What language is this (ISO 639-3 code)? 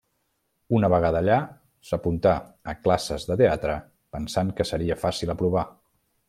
cat